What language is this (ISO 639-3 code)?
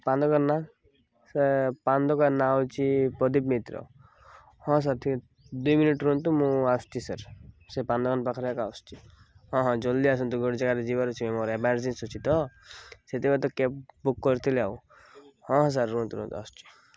ori